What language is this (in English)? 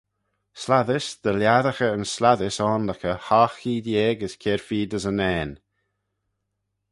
Manx